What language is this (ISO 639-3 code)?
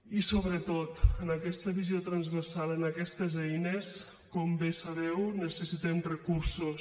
cat